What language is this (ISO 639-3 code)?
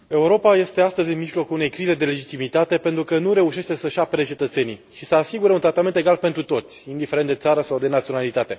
ron